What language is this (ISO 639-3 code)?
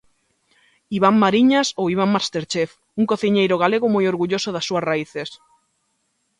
glg